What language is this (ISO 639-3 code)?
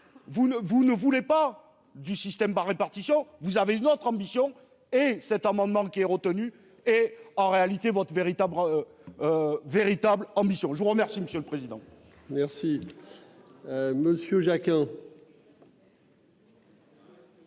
fra